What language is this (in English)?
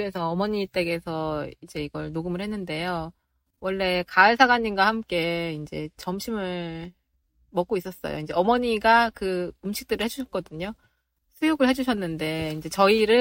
Korean